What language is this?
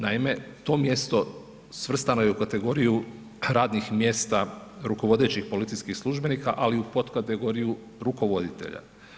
Croatian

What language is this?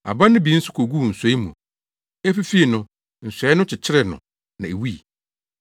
Akan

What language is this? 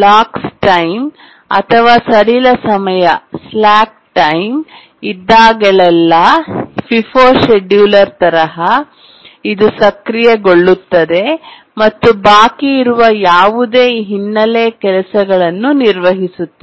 Kannada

